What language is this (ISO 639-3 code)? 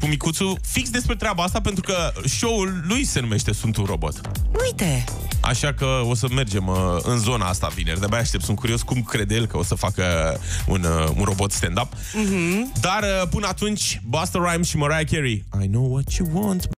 ron